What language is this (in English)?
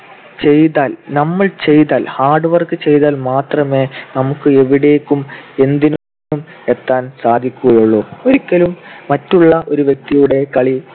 Malayalam